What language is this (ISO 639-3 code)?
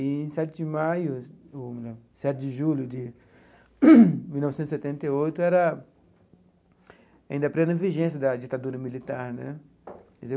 por